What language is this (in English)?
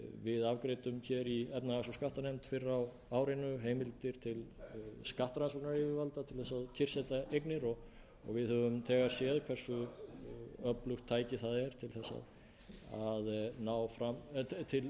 Icelandic